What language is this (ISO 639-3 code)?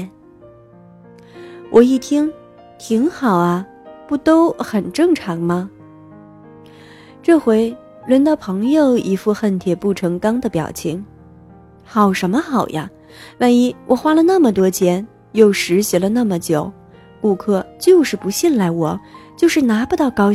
zho